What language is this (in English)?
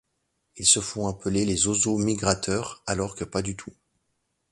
French